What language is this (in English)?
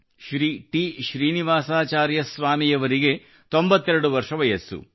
Kannada